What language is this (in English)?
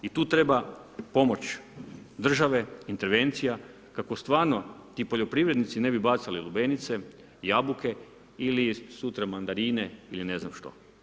Croatian